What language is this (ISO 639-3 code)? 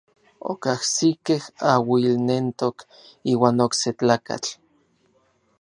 nlv